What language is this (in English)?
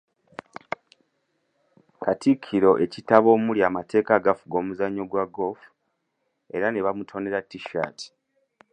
Ganda